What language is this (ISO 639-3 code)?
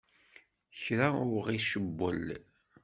kab